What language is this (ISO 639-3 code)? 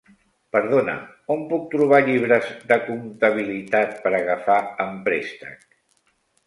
cat